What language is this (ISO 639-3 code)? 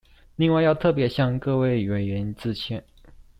zho